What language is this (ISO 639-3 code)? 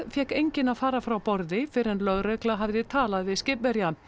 isl